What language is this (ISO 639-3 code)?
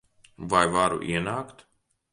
lav